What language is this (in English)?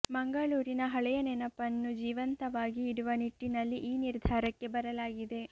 Kannada